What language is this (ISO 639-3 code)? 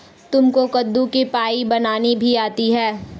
hin